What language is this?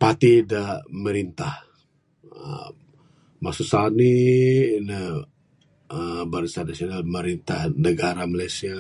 Bukar-Sadung Bidayuh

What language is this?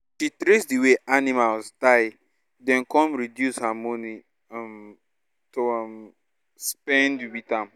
Nigerian Pidgin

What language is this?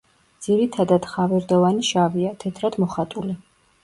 Georgian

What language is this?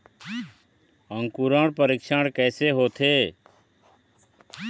Chhattisgarhi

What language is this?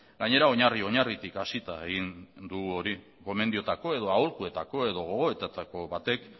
Basque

